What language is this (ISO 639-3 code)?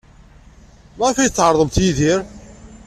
kab